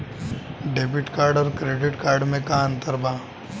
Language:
Bhojpuri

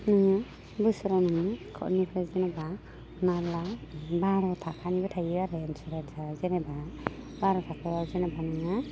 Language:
Bodo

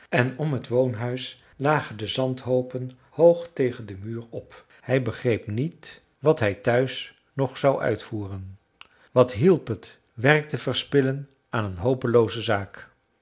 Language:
Dutch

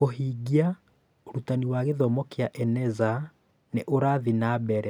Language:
Kikuyu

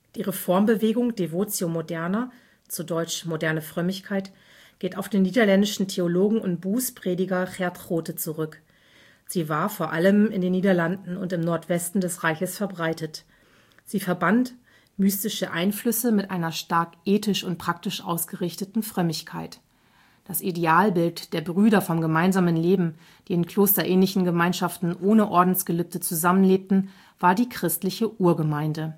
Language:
German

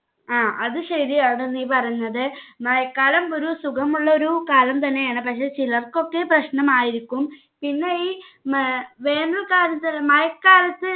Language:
Malayalam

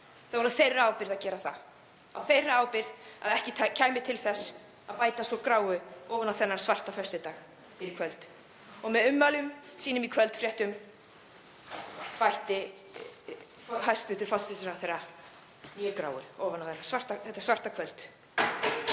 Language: Icelandic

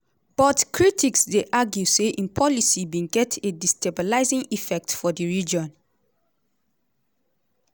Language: Nigerian Pidgin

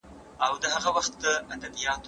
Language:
Pashto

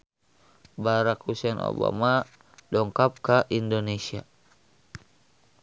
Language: Sundanese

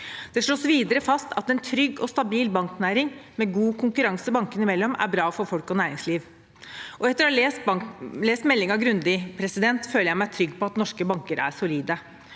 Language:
Norwegian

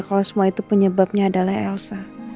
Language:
Indonesian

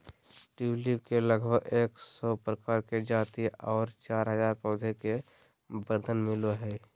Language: Magahi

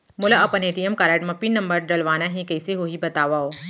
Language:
Chhattisgarhi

